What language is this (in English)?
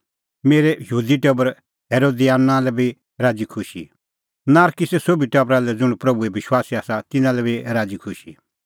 Kullu Pahari